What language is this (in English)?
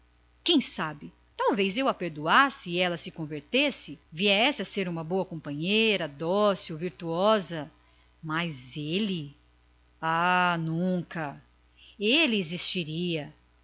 Portuguese